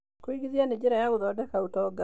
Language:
Kikuyu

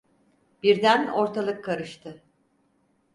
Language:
Turkish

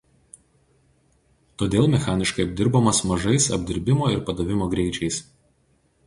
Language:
Lithuanian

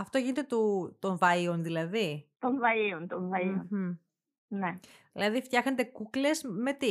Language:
Greek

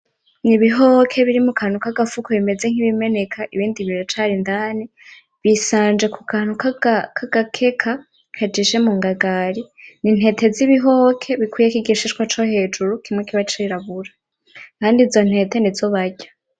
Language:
Rundi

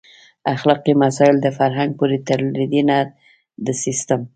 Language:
Pashto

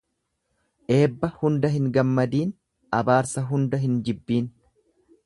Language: Oromo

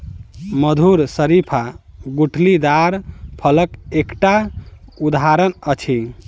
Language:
Maithili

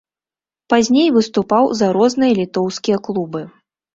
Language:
Belarusian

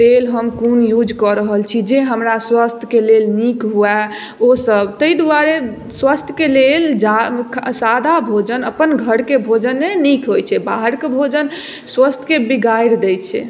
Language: Maithili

